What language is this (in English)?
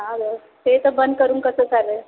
Marathi